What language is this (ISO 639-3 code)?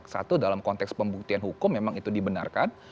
ind